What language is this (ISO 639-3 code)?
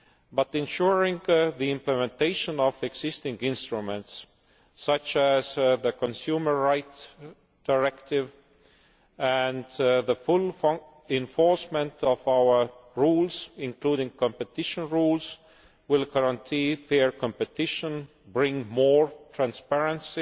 eng